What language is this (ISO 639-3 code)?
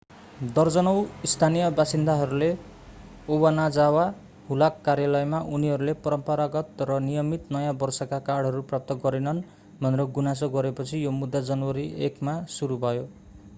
nep